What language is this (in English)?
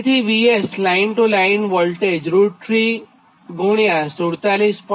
Gujarati